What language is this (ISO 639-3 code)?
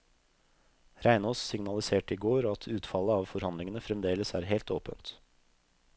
nor